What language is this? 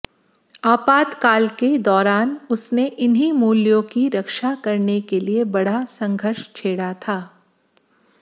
Hindi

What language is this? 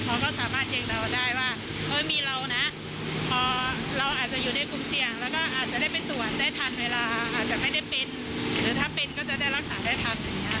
Thai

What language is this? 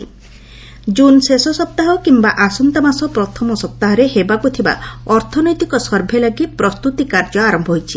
Odia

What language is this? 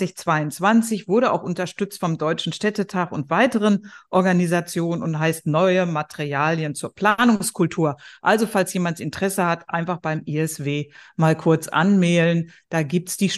German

